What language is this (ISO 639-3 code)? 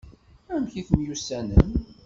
kab